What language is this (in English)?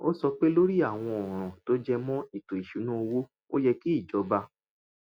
Yoruba